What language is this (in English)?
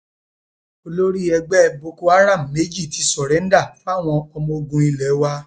Yoruba